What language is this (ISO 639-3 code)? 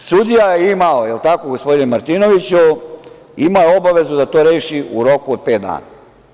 srp